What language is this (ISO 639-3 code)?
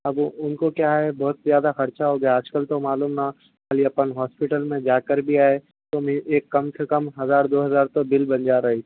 urd